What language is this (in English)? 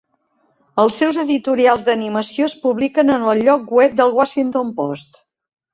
Catalan